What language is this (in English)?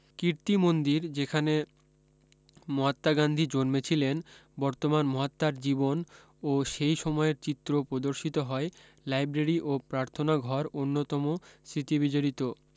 Bangla